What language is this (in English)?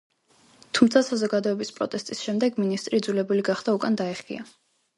Georgian